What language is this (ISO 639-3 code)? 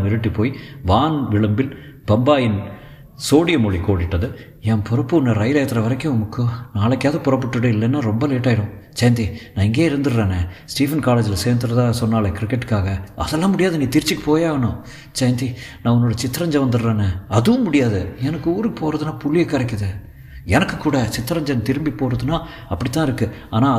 tam